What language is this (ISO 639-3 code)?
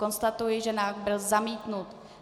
ces